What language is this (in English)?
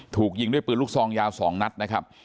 Thai